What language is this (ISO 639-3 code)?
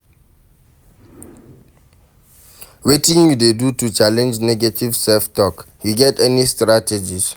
pcm